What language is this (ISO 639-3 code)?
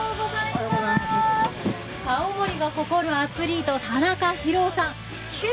jpn